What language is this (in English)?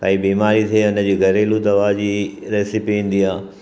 Sindhi